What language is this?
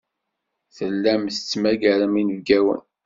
Kabyle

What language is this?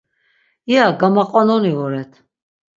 Laz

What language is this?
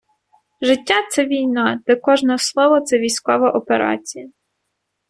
Ukrainian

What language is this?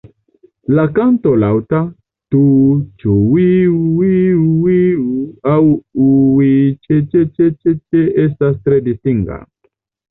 Esperanto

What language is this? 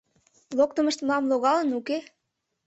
Mari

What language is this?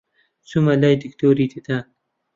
Central Kurdish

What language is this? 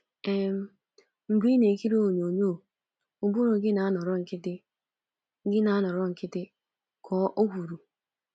Igbo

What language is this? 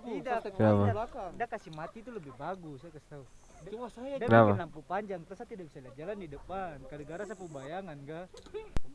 Indonesian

